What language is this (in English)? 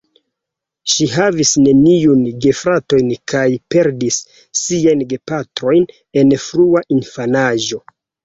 Esperanto